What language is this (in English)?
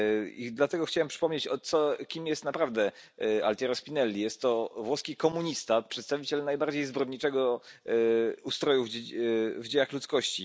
Polish